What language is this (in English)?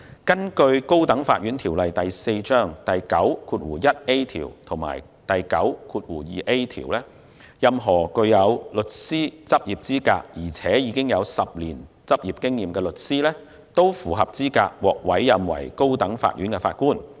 Cantonese